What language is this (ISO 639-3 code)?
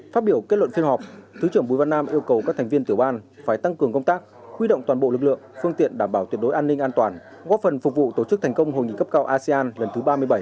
vie